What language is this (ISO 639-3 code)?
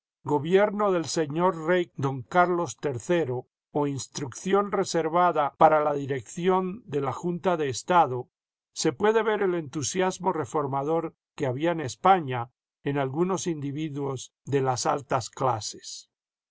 spa